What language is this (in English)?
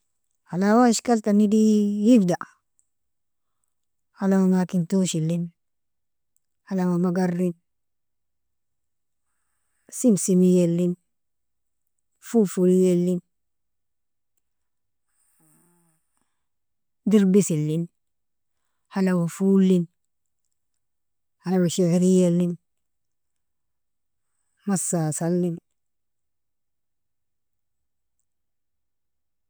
Nobiin